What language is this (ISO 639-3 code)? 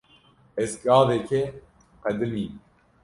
kur